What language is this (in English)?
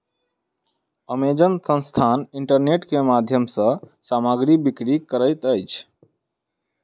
Maithili